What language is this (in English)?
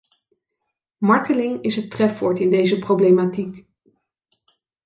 Dutch